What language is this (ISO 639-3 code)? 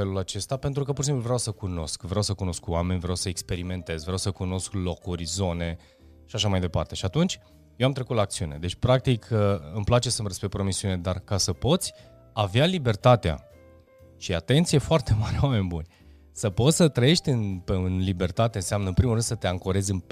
ron